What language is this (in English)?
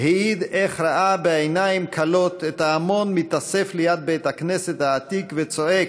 Hebrew